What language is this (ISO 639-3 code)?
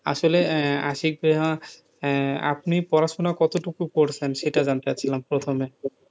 ben